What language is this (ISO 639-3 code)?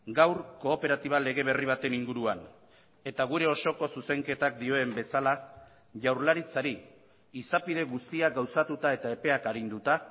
eus